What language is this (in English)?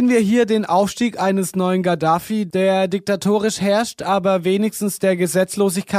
German